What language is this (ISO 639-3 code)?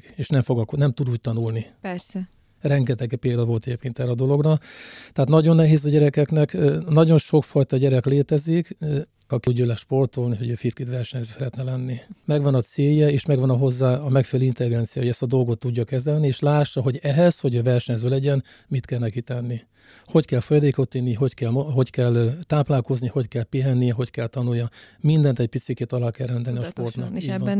hun